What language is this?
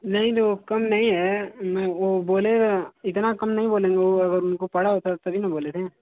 Hindi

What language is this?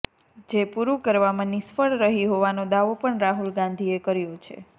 Gujarati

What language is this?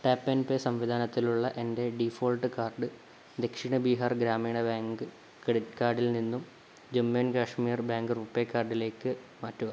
Malayalam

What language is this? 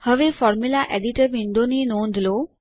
Gujarati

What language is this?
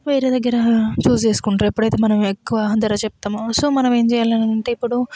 Telugu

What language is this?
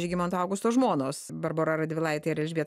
Lithuanian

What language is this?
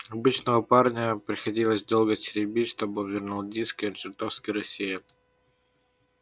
Russian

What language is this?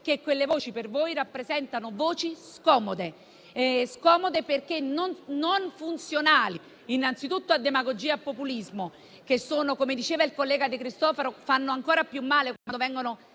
Italian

